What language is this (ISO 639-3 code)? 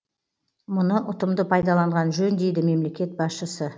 kaz